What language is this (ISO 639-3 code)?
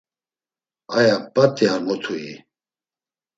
lzz